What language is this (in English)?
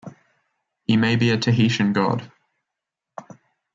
English